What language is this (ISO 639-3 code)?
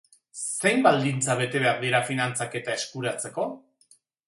eus